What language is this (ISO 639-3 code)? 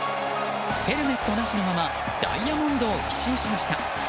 jpn